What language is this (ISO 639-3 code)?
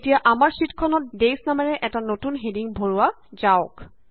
asm